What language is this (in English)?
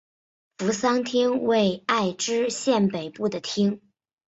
Chinese